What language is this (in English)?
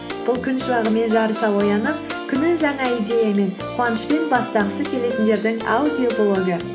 Kazakh